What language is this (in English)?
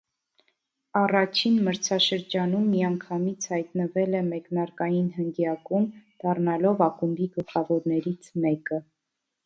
Armenian